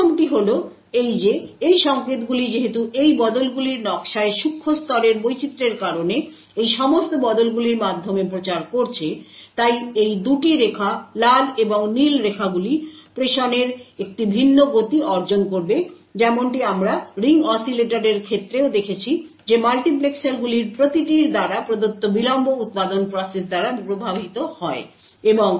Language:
Bangla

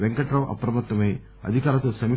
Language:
Telugu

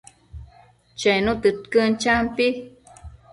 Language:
Matsés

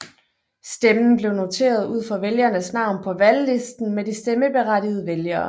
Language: Danish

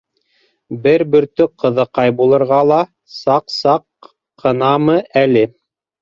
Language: Bashkir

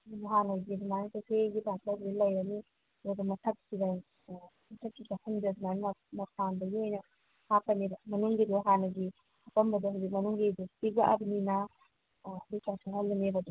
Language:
Manipuri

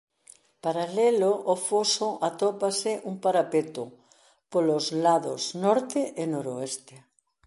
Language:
Galician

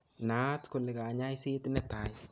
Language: Kalenjin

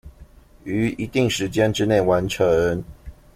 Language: Chinese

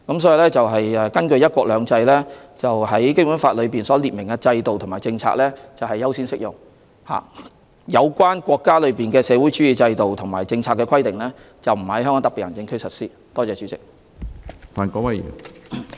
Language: Cantonese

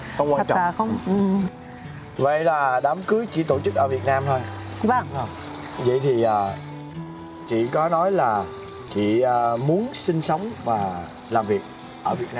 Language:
Vietnamese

